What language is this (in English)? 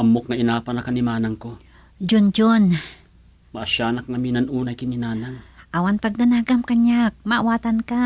Filipino